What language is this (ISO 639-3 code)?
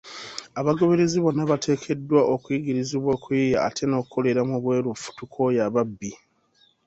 lug